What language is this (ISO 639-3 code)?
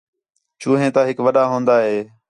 xhe